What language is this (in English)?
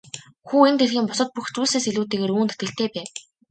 Mongolian